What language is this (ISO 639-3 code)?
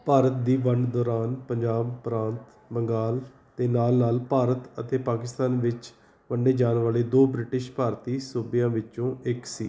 pan